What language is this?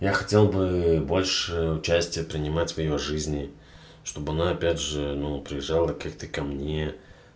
Russian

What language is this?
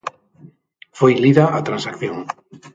Galician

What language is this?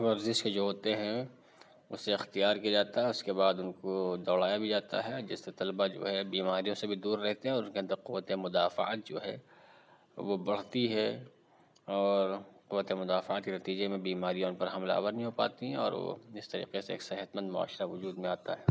Urdu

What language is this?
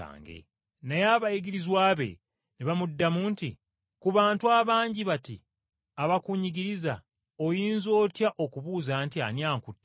Ganda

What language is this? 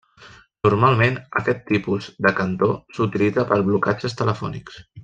Catalan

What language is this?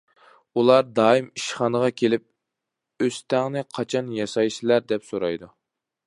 Uyghur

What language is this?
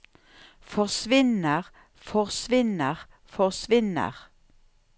Norwegian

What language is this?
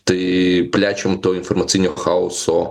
Lithuanian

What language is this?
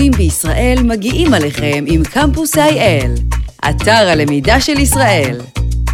Hebrew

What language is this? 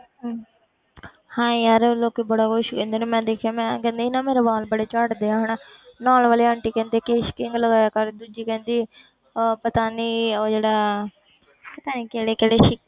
Punjabi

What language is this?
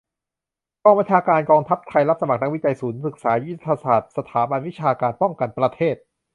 Thai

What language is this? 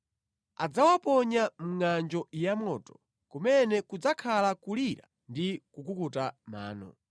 Nyanja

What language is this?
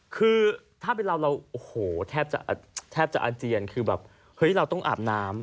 Thai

